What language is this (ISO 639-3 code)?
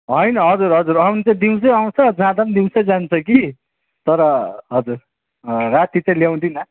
nep